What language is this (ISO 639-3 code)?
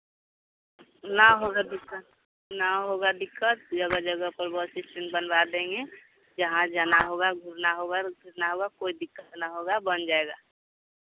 hin